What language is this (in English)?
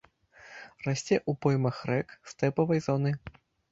Belarusian